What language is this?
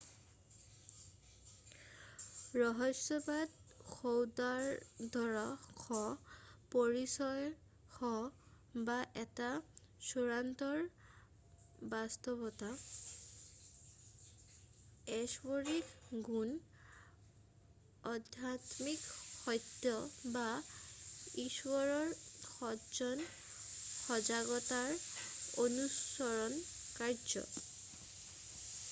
Assamese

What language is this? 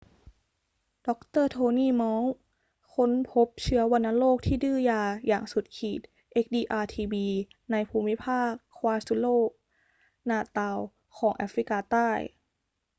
Thai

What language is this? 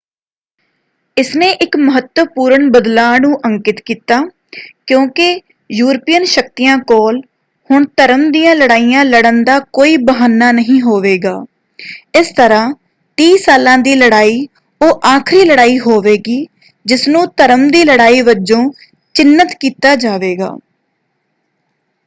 Punjabi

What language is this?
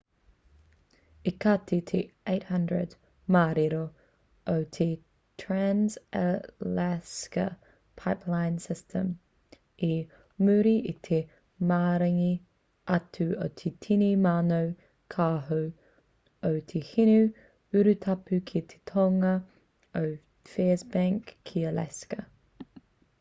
Māori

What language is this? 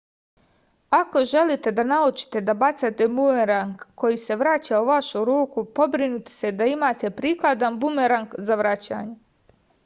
Serbian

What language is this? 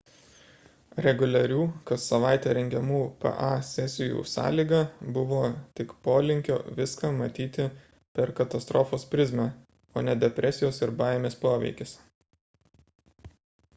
Lithuanian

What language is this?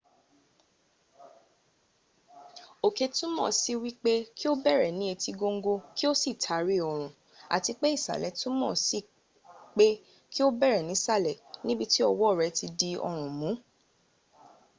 Yoruba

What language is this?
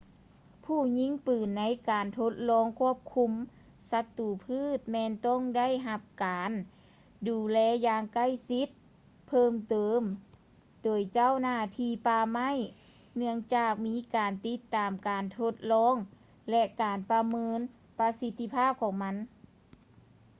Lao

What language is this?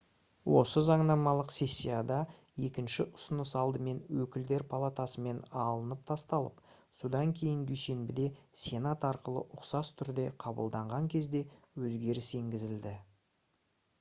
Kazakh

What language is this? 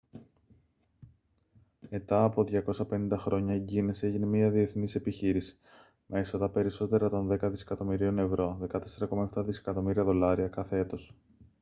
Greek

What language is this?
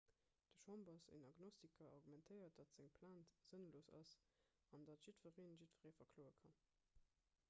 Luxembourgish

